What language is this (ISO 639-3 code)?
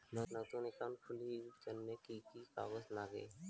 ben